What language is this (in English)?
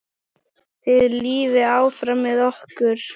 Icelandic